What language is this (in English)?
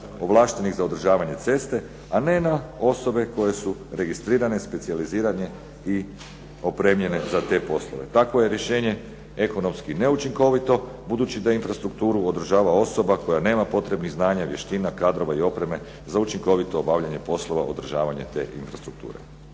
Croatian